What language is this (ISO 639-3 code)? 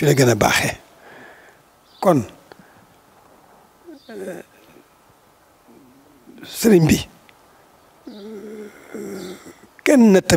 fra